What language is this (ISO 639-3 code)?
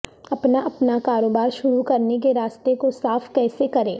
urd